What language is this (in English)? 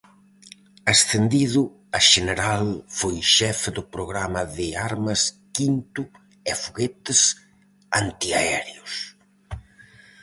Galician